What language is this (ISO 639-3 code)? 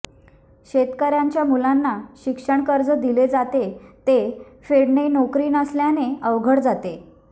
mar